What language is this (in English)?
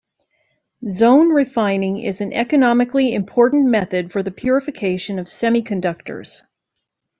English